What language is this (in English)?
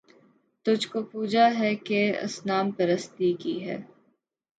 Urdu